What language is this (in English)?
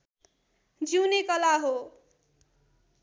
Nepali